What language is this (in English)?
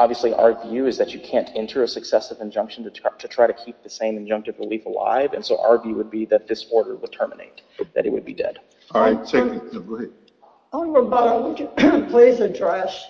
English